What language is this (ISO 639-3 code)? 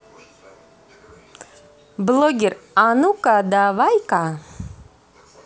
rus